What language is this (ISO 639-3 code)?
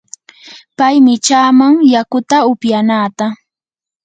qur